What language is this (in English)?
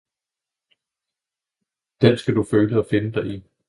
Danish